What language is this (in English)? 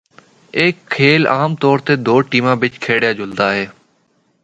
Northern Hindko